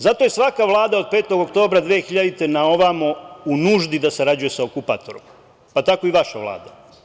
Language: Serbian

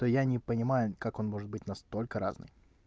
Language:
Russian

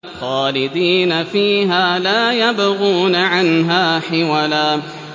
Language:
Arabic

